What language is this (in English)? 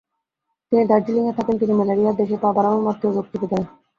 Bangla